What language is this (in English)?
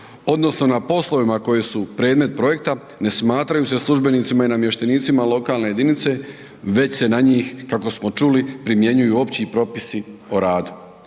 Croatian